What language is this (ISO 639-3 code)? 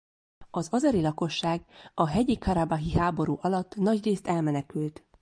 hun